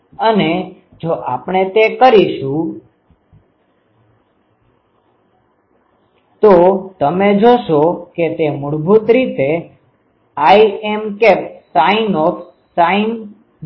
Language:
Gujarati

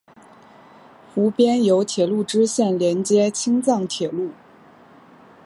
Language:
Chinese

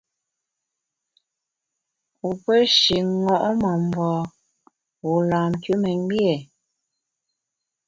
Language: Bamun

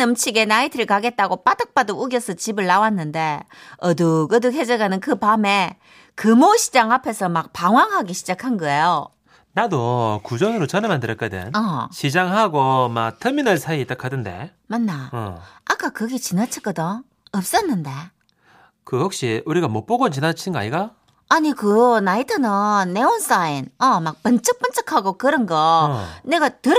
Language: Korean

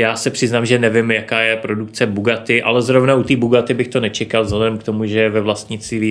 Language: Czech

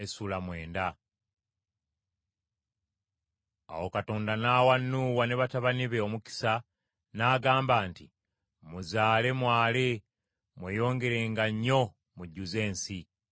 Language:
Ganda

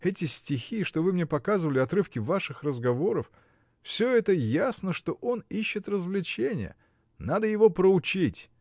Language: Russian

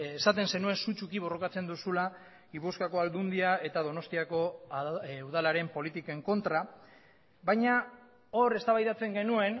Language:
Basque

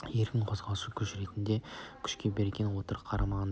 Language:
Kazakh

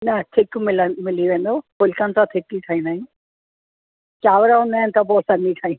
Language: Sindhi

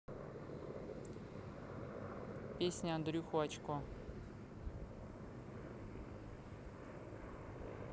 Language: Russian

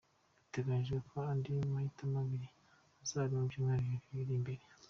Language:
Kinyarwanda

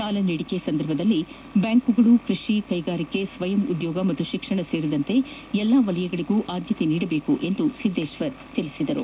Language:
Kannada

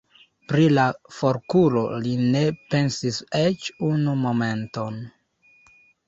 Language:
Esperanto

